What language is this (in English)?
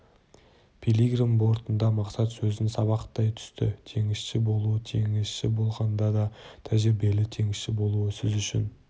Kazakh